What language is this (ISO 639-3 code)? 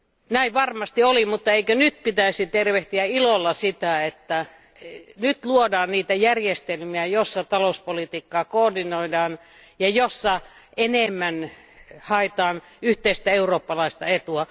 fin